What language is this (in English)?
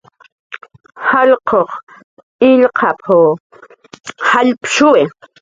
Jaqaru